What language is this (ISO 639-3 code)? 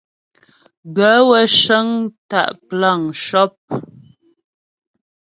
bbj